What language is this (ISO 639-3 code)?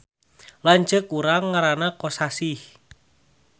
sun